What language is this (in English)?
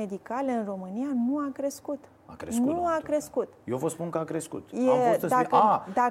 Romanian